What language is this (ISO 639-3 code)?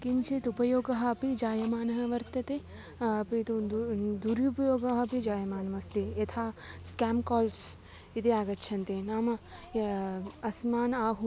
san